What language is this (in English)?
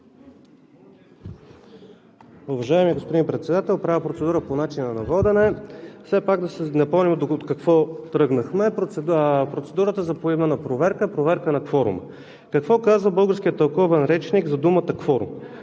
Bulgarian